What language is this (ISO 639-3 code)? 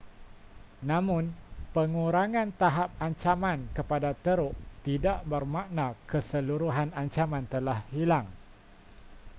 msa